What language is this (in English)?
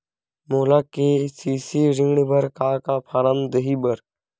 Chhattisgarhi